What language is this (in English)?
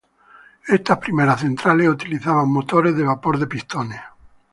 Spanish